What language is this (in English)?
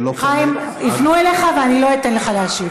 Hebrew